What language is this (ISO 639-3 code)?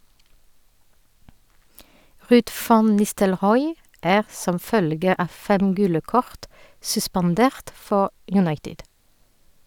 nor